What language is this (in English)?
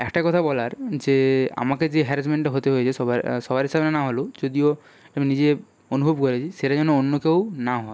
Bangla